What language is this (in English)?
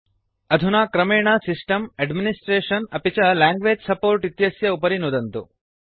Sanskrit